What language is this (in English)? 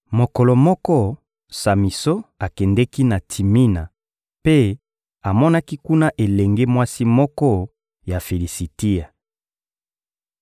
Lingala